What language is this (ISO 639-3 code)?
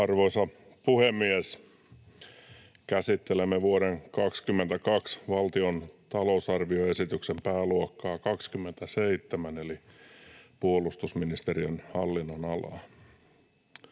fin